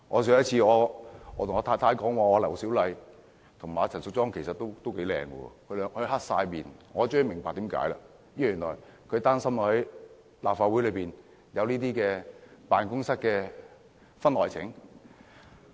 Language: Cantonese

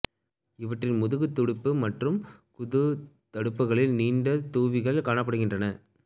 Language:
Tamil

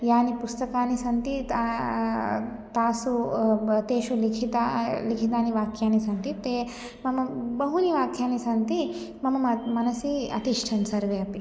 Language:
Sanskrit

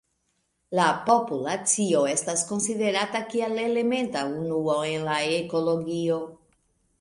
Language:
Esperanto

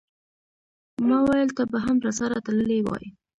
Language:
Pashto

